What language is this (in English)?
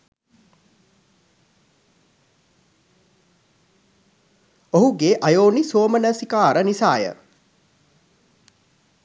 Sinhala